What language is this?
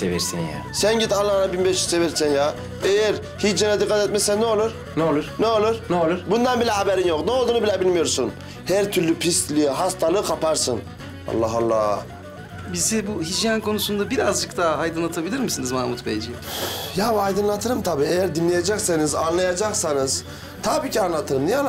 Turkish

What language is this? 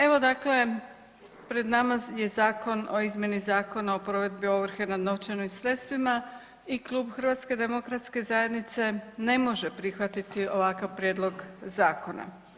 Croatian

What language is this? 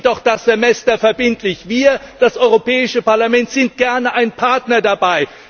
German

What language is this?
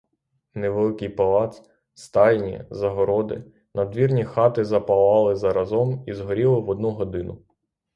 Ukrainian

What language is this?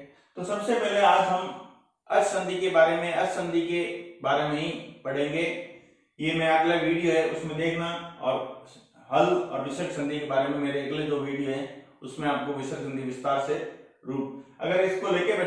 Hindi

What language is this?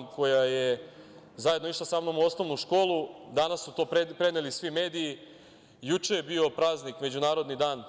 Serbian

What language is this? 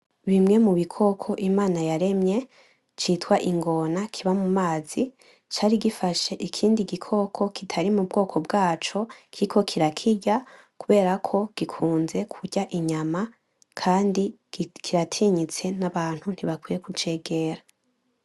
Rundi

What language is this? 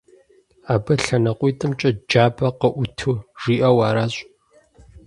Kabardian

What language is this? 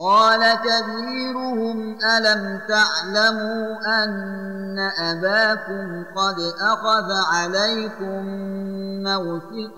Arabic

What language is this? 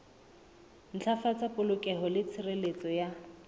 Southern Sotho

